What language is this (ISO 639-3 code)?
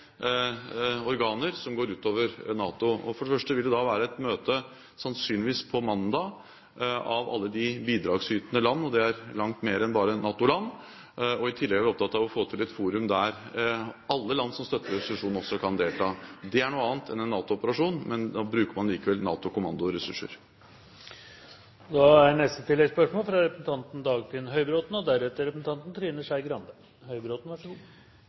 nor